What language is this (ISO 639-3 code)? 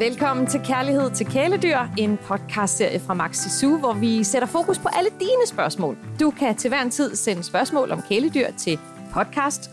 dan